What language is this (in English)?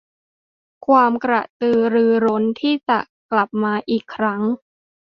Thai